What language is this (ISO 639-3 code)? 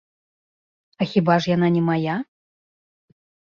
bel